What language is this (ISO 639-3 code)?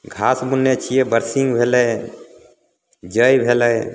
mai